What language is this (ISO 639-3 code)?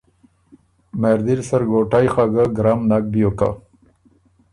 oru